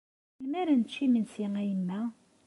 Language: Kabyle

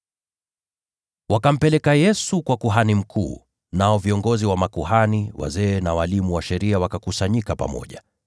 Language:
Swahili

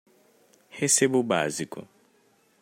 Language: Portuguese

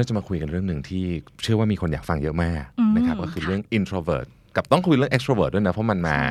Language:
Thai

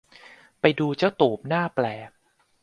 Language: Thai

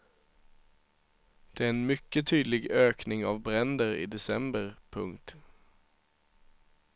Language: Swedish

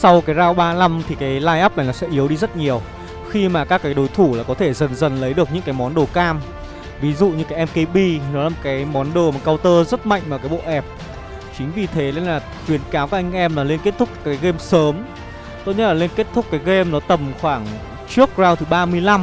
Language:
Vietnamese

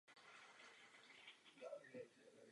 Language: Czech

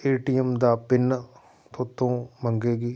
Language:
Punjabi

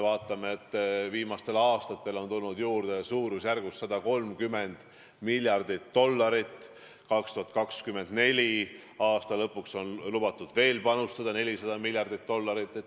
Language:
Estonian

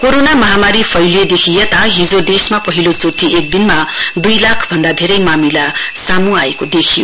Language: Nepali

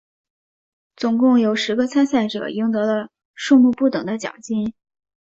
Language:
Chinese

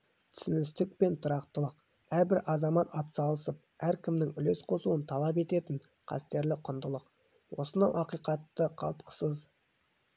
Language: Kazakh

